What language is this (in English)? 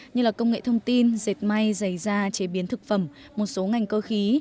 Vietnamese